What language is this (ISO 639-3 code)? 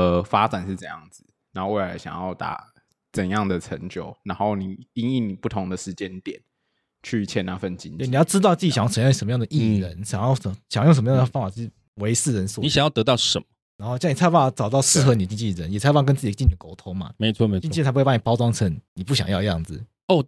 zho